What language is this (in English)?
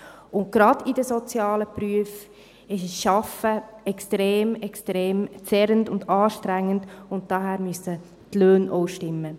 Swiss German